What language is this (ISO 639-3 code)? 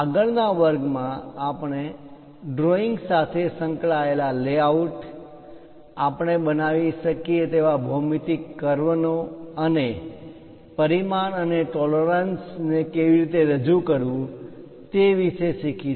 guj